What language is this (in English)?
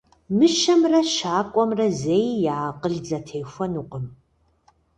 Kabardian